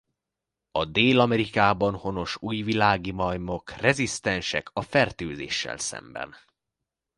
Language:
Hungarian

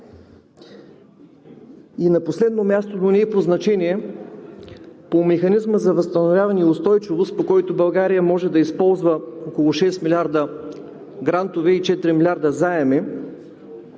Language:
Bulgarian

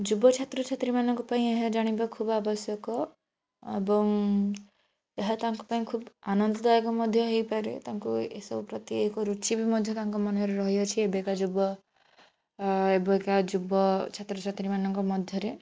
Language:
Odia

